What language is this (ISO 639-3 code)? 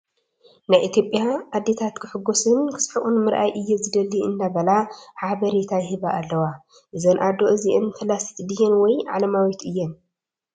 tir